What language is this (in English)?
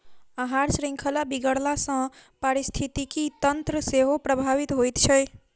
Maithili